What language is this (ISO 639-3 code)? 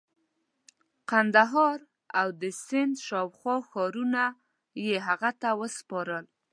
pus